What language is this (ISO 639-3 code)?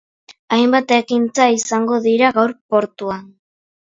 eus